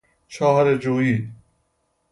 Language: Persian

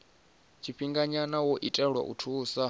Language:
Venda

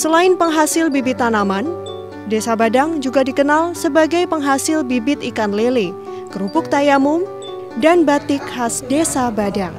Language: Indonesian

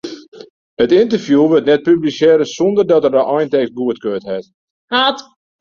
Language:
Western Frisian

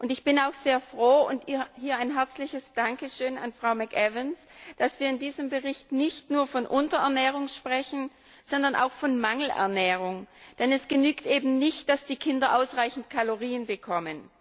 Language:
German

